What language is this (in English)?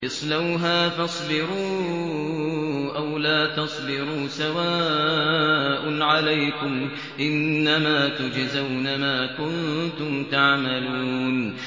Arabic